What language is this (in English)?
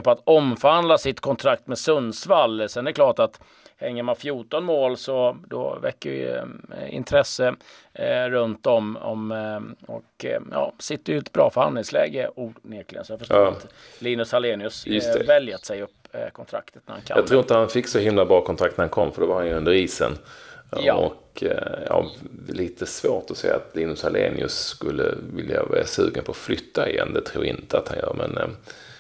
Swedish